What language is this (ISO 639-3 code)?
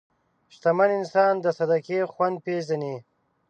pus